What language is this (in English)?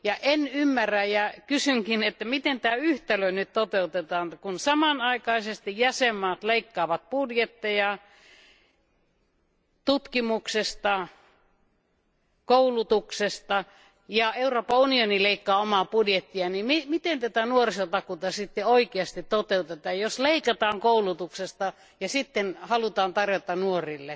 Finnish